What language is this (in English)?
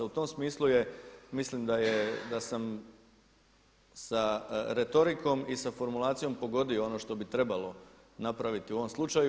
Croatian